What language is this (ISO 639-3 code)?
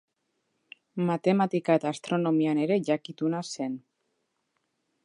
eus